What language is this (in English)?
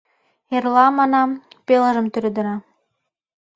Mari